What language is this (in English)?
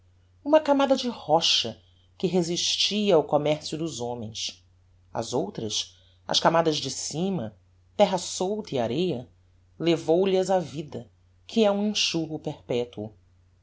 Portuguese